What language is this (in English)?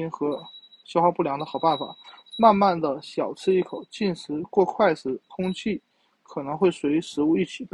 Chinese